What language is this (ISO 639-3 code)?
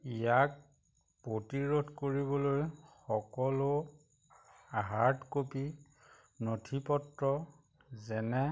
asm